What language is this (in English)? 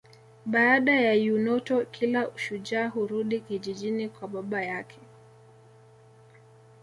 Swahili